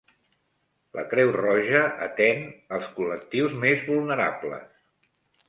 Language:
Catalan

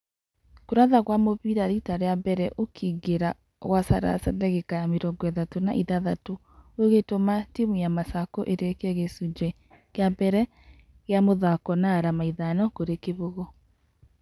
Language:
Kikuyu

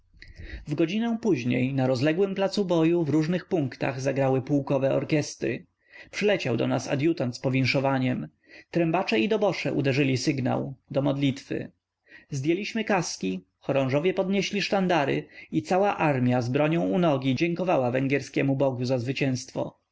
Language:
Polish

